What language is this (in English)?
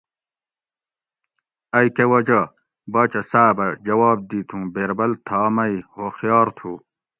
Gawri